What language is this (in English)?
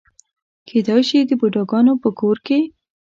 Pashto